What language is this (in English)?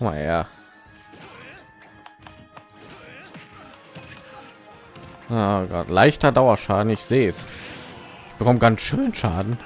German